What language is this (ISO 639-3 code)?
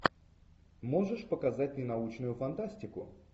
rus